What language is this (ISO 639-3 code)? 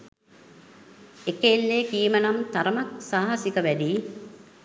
sin